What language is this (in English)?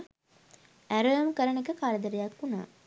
Sinhala